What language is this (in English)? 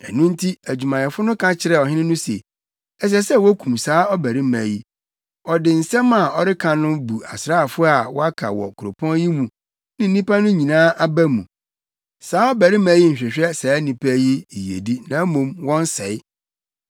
Akan